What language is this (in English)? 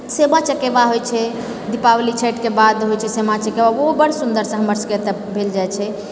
Maithili